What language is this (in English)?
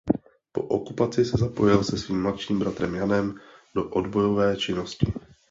Czech